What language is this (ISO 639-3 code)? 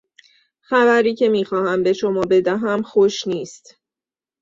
fas